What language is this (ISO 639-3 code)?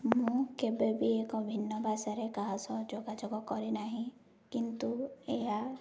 ori